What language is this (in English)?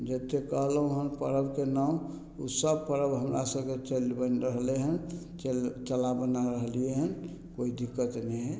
Maithili